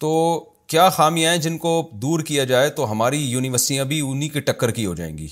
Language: Urdu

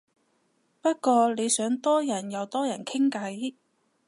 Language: Cantonese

